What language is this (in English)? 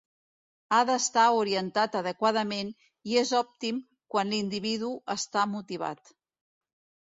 Catalan